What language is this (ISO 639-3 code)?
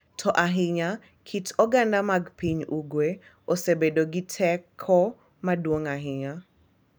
luo